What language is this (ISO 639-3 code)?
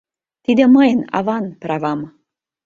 chm